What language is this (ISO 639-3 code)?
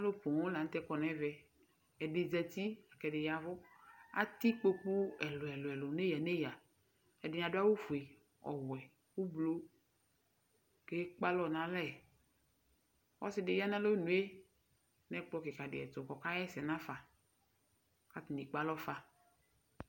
kpo